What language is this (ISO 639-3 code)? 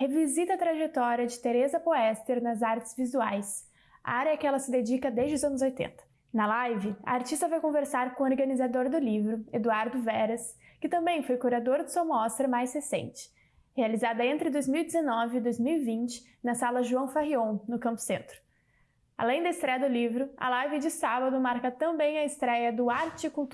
por